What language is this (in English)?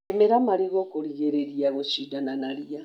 Kikuyu